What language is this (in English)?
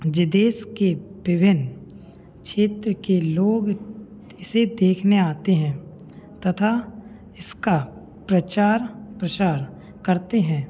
Hindi